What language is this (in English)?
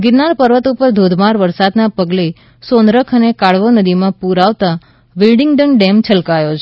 Gujarati